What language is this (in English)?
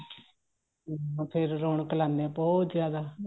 Punjabi